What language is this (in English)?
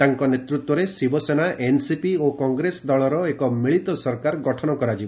Odia